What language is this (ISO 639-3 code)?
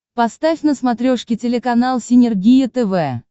rus